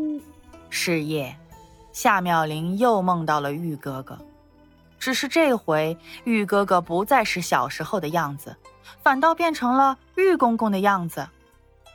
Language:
Chinese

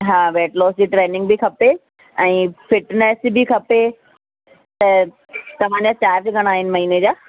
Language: Sindhi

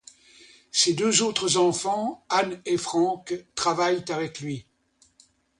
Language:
French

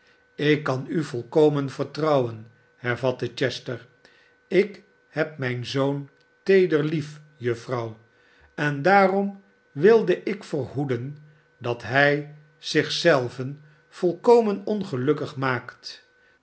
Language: Dutch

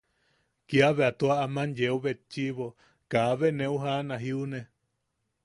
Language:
Yaqui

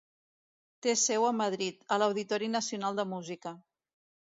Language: Catalan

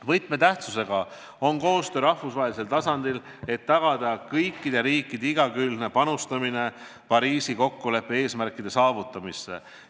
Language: Estonian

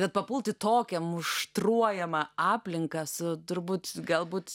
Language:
Lithuanian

